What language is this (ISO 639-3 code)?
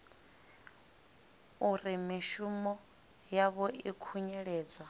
ven